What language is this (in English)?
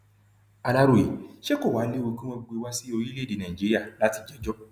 Yoruba